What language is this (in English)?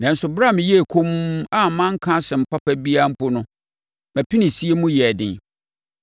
Akan